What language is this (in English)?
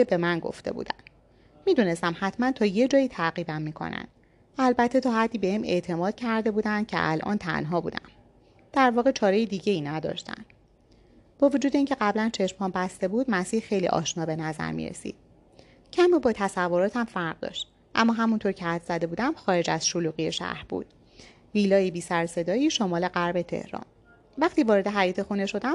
Persian